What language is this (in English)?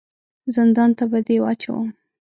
Pashto